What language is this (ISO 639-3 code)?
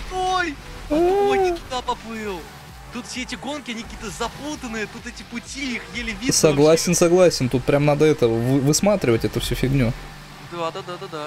rus